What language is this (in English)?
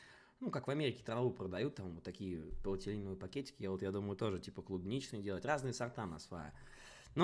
Russian